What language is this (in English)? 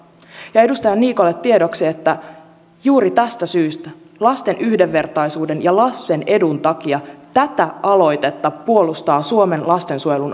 Finnish